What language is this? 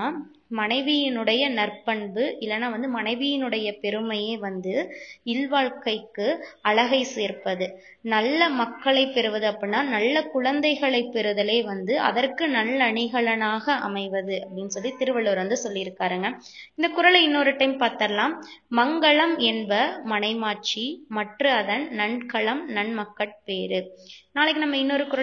Tamil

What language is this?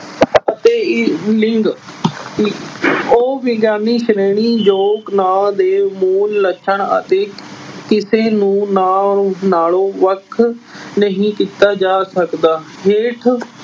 Punjabi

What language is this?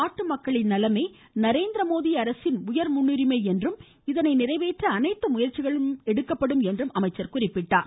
Tamil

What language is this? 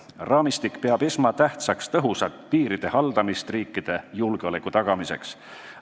Estonian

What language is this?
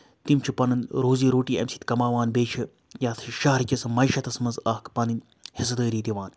Kashmiri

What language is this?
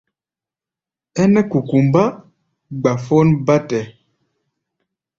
Gbaya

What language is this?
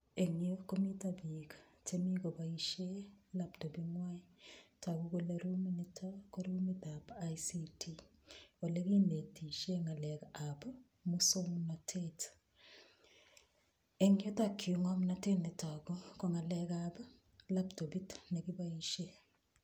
Kalenjin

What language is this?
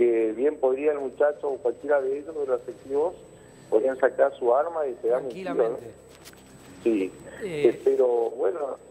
Spanish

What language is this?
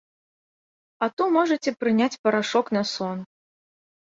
Belarusian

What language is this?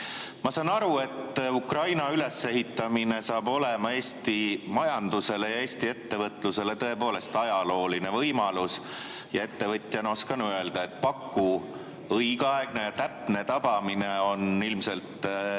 Estonian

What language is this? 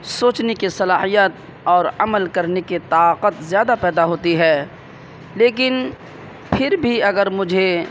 Urdu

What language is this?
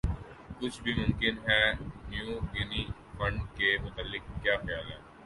Urdu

